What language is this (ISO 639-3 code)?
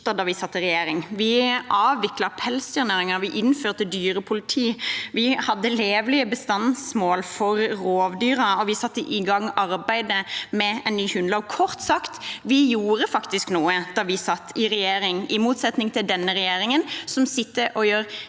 nor